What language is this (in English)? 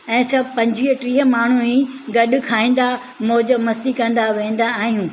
Sindhi